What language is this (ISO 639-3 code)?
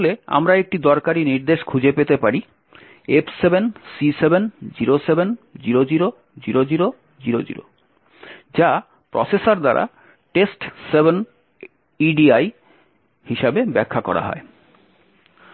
ben